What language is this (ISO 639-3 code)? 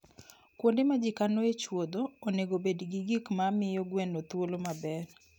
luo